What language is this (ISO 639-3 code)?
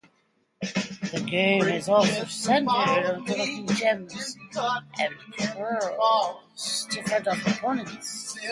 eng